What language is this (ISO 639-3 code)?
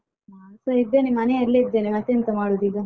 kan